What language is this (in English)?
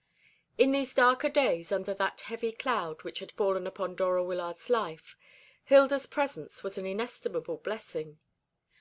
English